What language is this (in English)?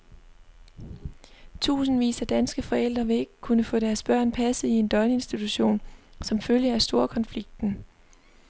Danish